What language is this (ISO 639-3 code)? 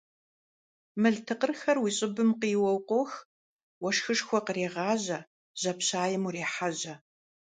kbd